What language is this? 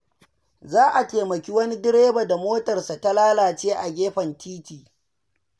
Hausa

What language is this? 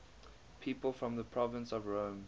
English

